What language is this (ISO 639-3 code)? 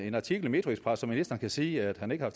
dan